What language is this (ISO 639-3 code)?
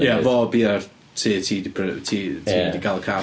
cym